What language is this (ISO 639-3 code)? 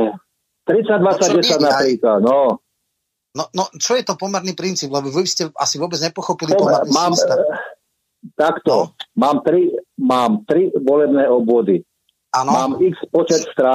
slk